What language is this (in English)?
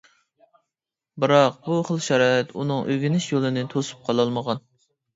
Uyghur